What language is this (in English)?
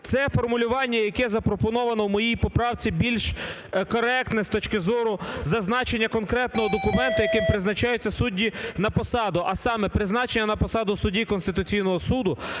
Ukrainian